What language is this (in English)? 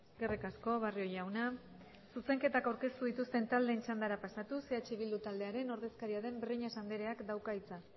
Basque